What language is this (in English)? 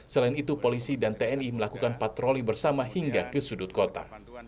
Indonesian